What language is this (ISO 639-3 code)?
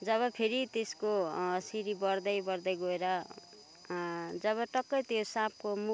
nep